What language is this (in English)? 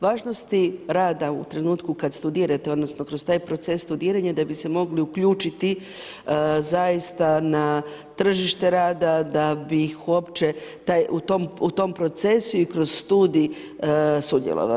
Croatian